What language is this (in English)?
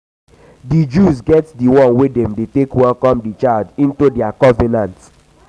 Nigerian Pidgin